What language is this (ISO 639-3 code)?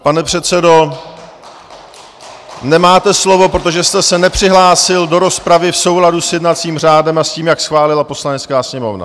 ces